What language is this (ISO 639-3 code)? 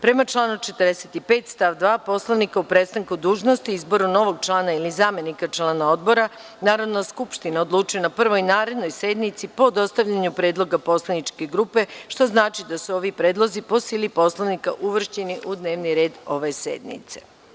srp